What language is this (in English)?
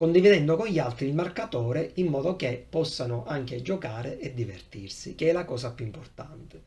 Italian